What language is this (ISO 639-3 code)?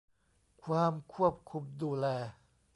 tha